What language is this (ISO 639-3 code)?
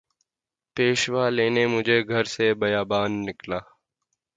urd